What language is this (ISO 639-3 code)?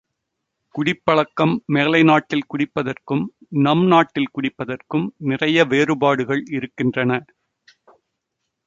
tam